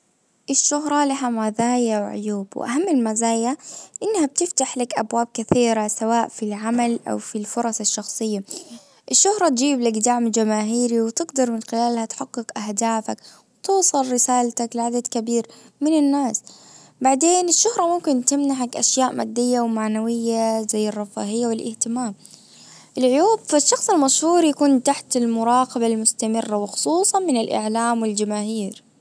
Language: Najdi Arabic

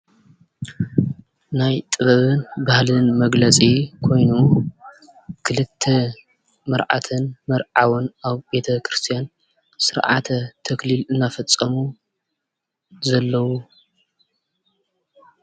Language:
Tigrinya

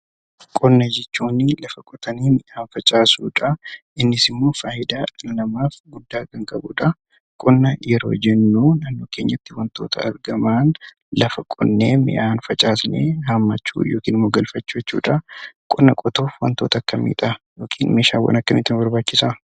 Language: Oromo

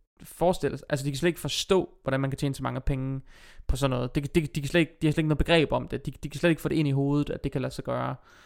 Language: Danish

